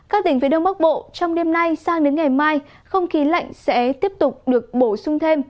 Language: Vietnamese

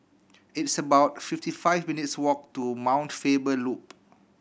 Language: English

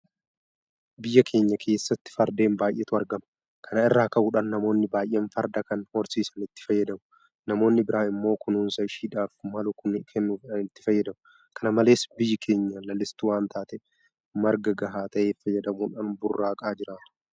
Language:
Oromo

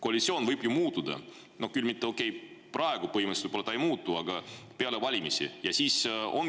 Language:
Estonian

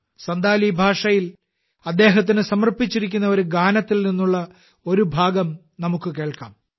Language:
Malayalam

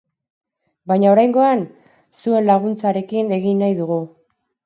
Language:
Basque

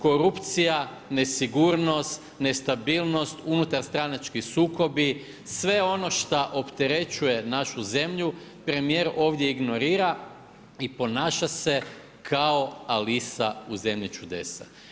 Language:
Croatian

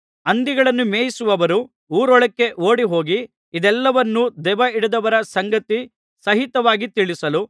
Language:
Kannada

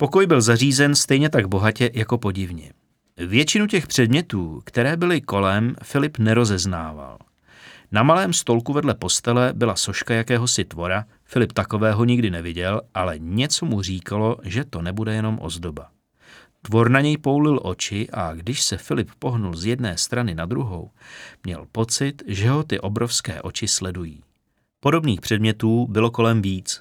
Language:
Czech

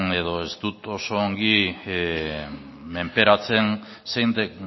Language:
Basque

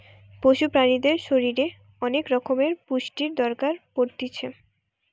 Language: Bangla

